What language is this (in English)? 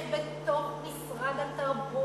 Hebrew